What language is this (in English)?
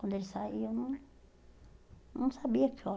Portuguese